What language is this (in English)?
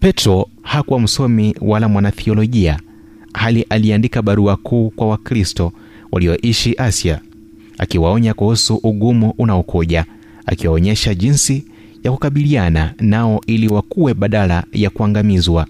Swahili